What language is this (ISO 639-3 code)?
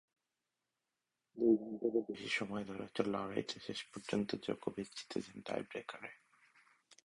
ben